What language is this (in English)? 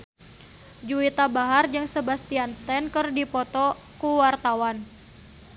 Sundanese